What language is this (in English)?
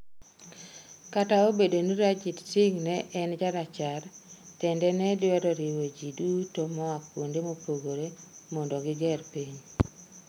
Luo (Kenya and Tanzania)